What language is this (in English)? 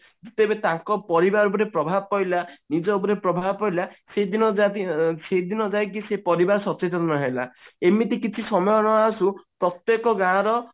Odia